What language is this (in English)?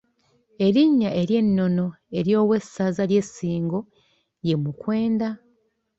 Ganda